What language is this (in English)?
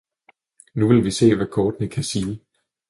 Danish